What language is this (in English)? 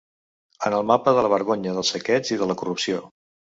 Catalan